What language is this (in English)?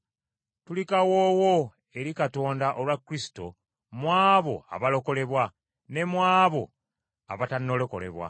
Ganda